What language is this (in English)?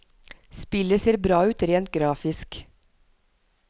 Norwegian